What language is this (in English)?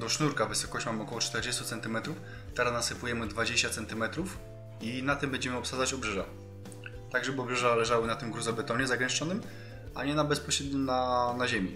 Polish